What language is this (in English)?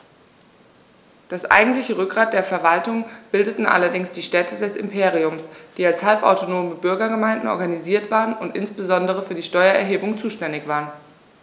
German